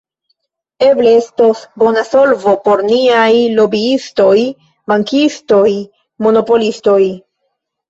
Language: Esperanto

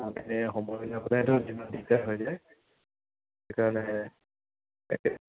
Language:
Assamese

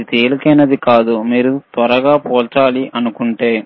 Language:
Telugu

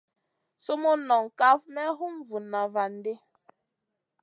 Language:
Masana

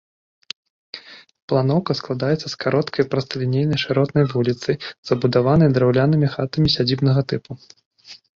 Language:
Belarusian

